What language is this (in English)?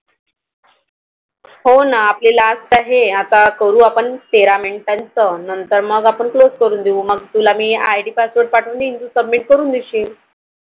Marathi